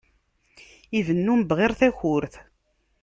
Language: Kabyle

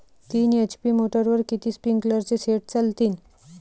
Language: Marathi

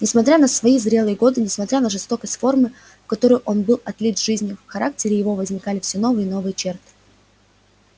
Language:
Russian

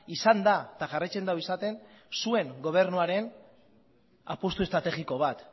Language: Basque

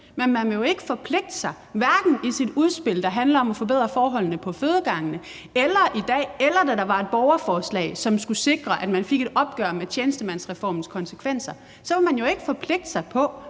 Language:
Danish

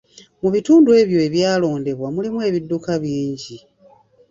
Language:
Ganda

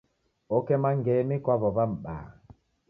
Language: Taita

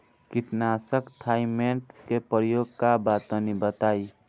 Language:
Bhojpuri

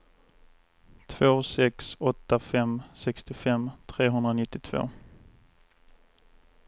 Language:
Swedish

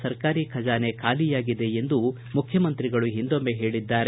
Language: Kannada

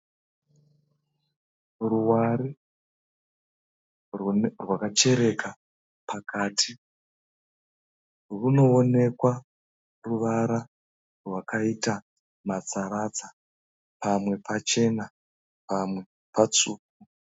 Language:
Shona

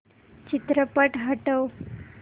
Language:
Marathi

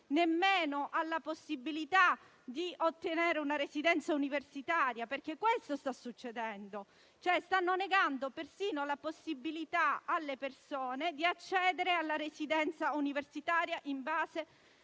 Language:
Italian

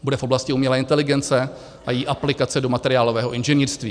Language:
Czech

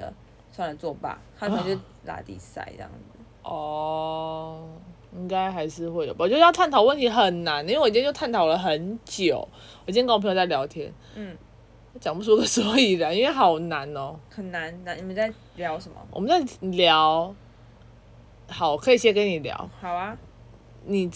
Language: Chinese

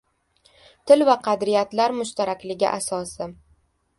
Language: Uzbek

